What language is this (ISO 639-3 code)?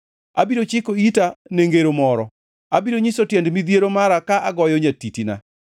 luo